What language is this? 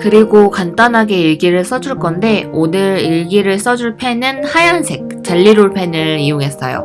Korean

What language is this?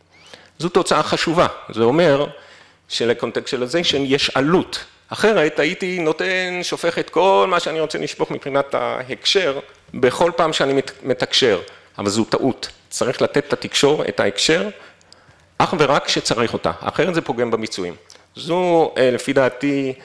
Hebrew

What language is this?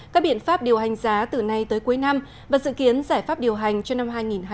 Vietnamese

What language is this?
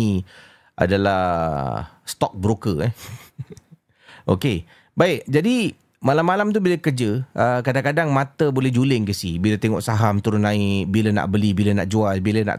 Malay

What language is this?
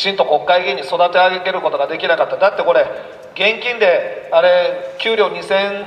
Japanese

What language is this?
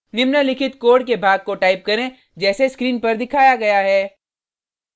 Hindi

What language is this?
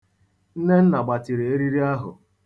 Igbo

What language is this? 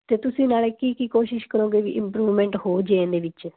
Punjabi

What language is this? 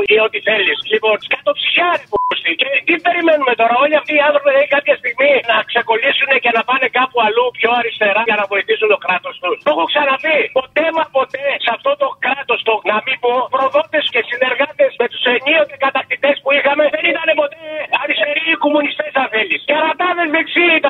Greek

